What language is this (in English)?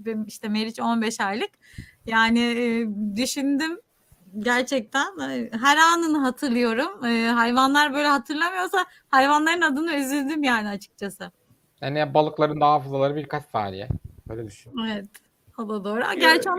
Turkish